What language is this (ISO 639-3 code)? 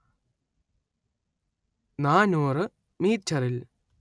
mal